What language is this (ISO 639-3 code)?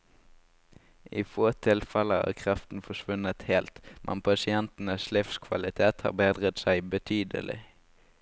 nor